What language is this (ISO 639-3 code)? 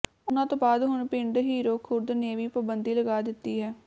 pan